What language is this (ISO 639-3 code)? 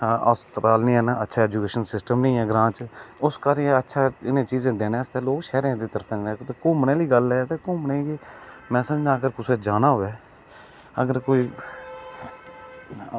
doi